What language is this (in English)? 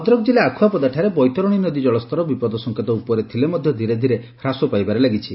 Odia